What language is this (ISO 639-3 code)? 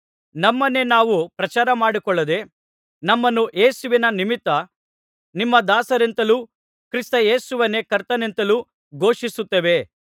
kan